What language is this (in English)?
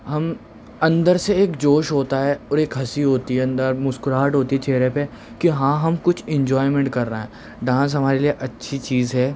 Urdu